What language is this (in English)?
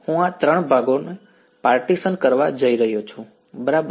Gujarati